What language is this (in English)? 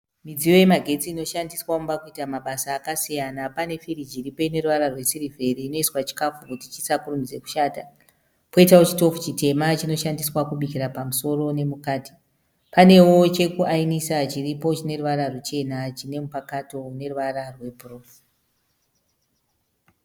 Shona